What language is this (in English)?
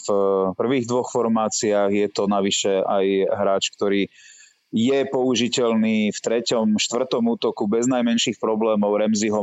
Slovak